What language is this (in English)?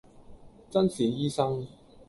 Cantonese